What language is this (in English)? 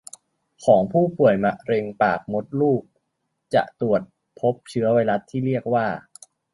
Thai